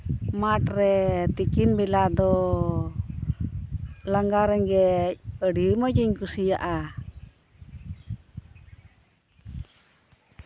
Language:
Santali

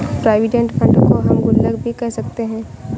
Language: Hindi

